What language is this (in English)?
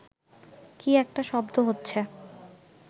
Bangla